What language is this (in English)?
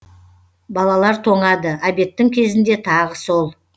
Kazakh